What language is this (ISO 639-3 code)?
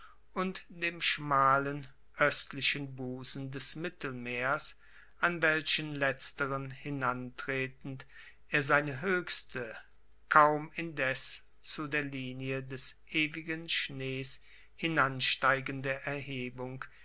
deu